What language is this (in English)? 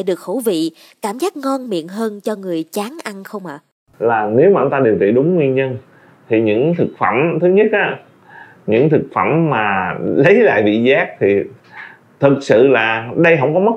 Vietnamese